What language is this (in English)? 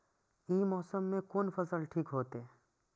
Maithili